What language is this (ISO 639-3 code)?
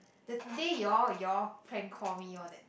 eng